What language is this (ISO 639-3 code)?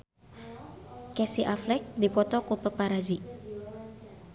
sun